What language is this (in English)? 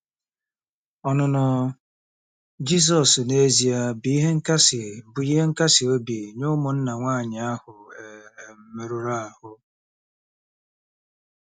Igbo